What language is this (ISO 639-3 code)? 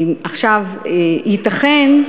heb